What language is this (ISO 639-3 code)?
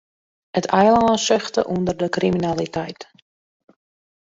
fry